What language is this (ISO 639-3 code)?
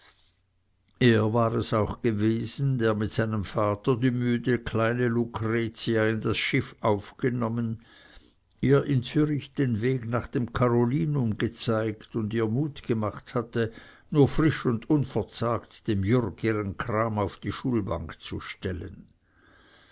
deu